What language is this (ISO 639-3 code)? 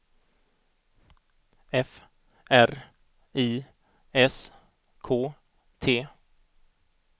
swe